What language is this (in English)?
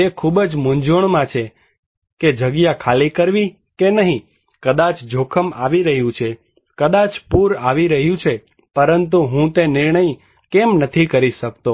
Gujarati